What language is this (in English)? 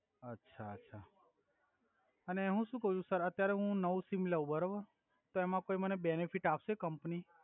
Gujarati